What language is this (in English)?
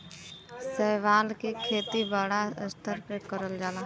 Bhojpuri